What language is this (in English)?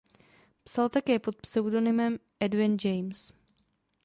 Czech